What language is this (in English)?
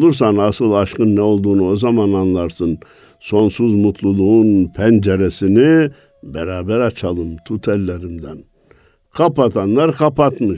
Turkish